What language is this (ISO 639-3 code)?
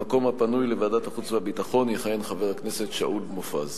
heb